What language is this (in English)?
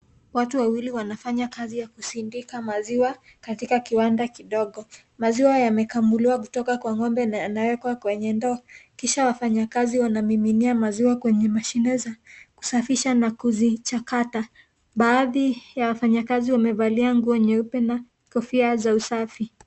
Swahili